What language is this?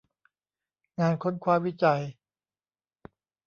Thai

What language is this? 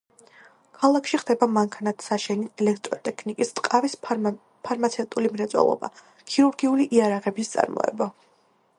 Georgian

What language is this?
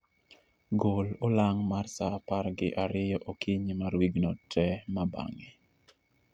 Luo (Kenya and Tanzania)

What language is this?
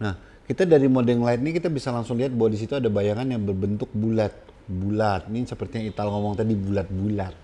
Indonesian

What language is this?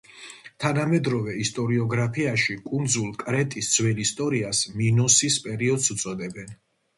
Georgian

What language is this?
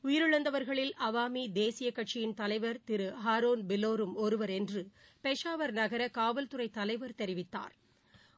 Tamil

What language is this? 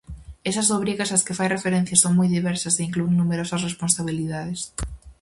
Galician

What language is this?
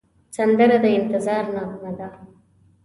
Pashto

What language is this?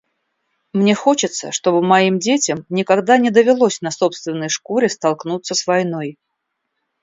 Russian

